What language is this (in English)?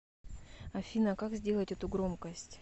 Russian